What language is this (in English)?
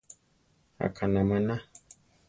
Central Tarahumara